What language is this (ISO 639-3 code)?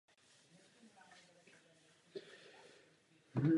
ces